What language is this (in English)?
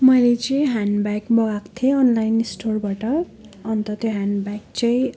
Nepali